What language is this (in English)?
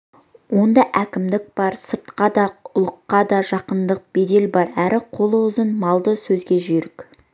Kazakh